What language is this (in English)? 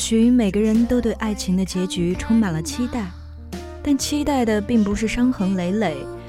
Chinese